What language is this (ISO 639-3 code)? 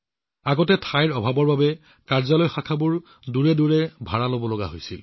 asm